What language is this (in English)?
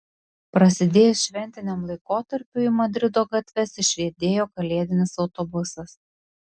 Lithuanian